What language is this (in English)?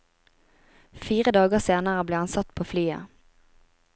Norwegian